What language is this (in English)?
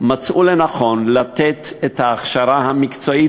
Hebrew